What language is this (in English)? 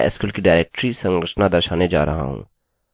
Hindi